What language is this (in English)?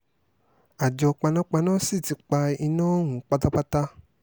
Yoruba